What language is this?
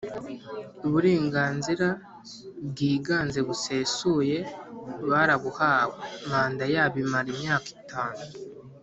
Kinyarwanda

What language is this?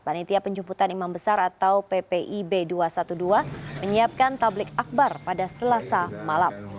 Indonesian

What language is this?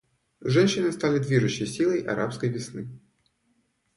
Russian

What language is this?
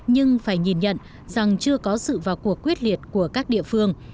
Vietnamese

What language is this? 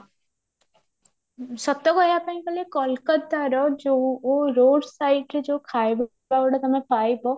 Odia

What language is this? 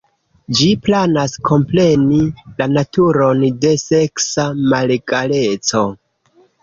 Esperanto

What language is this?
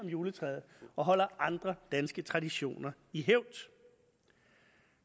Danish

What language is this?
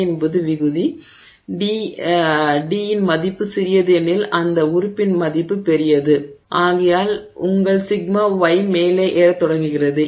Tamil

